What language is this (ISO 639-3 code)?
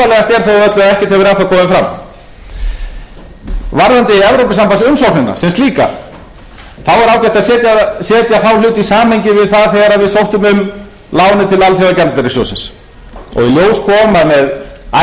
isl